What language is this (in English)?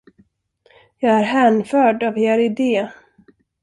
Swedish